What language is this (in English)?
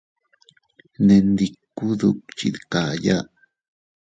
Teutila Cuicatec